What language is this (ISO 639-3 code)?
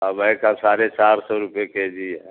urd